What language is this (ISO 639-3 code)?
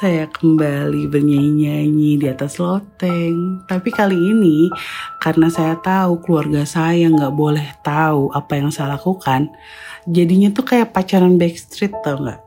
ind